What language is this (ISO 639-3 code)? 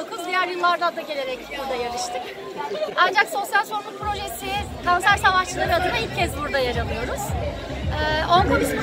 tur